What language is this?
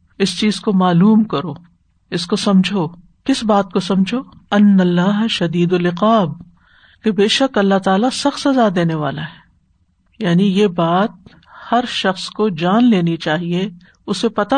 Urdu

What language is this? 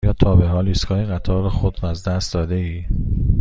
Persian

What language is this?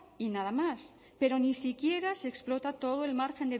Spanish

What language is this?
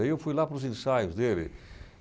Portuguese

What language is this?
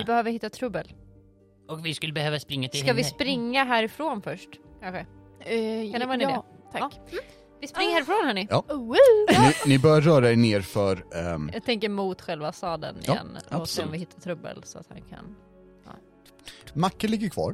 Swedish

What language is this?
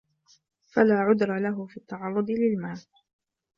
Arabic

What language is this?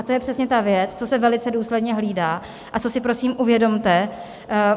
Czech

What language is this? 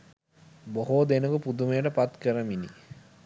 Sinhala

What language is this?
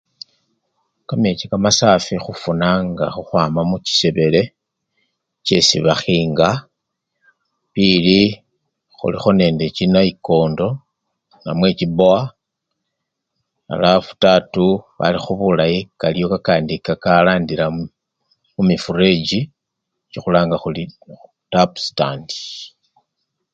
Luyia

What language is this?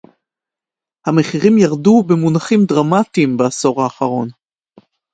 Hebrew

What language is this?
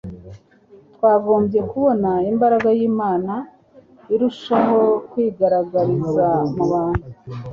Kinyarwanda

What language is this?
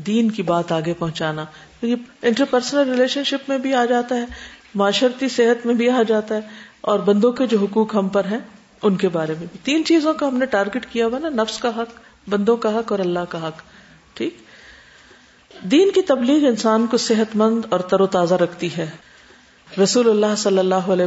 Urdu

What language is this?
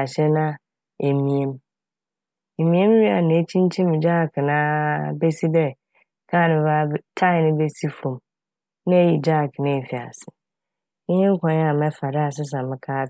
Akan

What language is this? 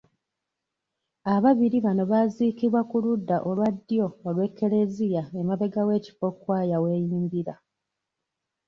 Ganda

